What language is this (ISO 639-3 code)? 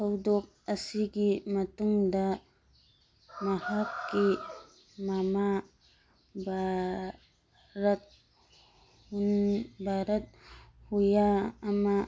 mni